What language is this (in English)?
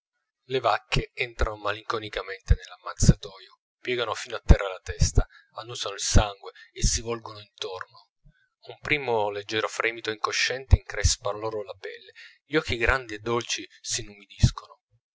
Italian